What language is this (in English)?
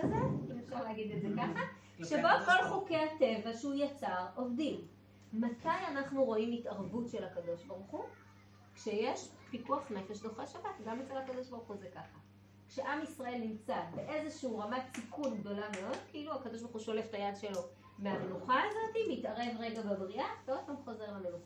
Hebrew